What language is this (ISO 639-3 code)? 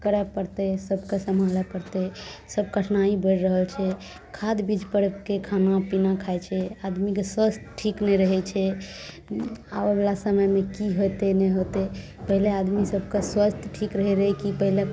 mai